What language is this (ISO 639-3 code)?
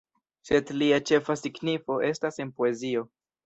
epo